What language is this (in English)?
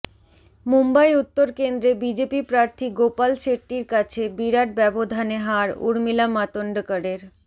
Bangla